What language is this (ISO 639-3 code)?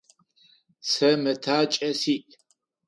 ady